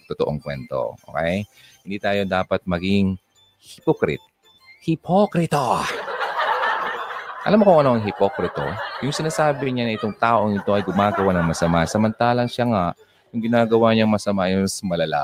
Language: Filipino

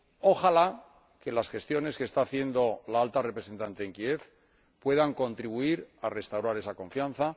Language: Spanish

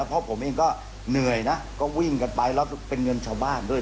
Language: Thai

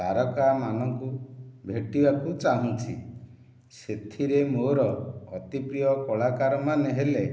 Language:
Odia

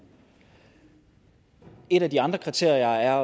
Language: Danish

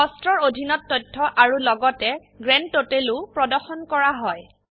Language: Assamese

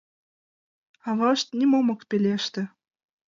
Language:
Mari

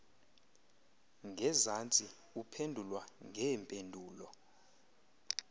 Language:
Xhosa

